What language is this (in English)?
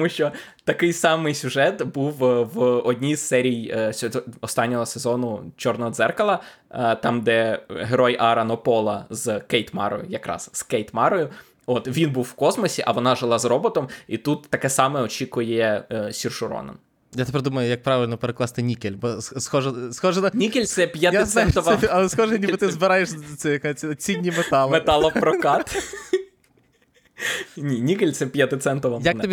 Ukrainian